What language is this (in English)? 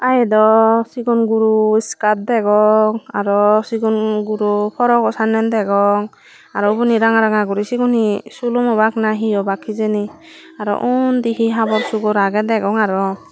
Chakma